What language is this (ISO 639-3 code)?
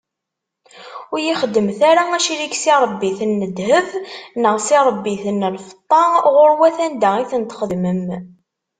kab